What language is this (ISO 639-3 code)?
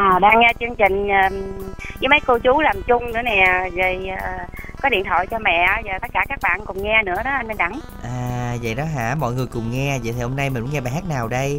vie